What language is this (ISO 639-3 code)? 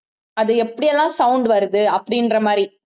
tam